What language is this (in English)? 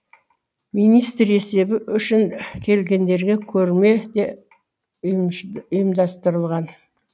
Kazakh